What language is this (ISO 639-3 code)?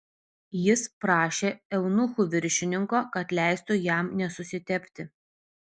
lit